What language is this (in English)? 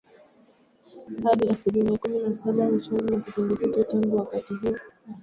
Swahili